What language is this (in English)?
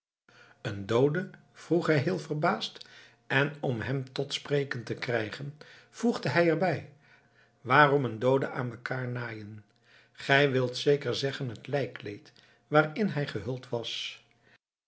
Dutch